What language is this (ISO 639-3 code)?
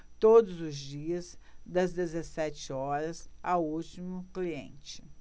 por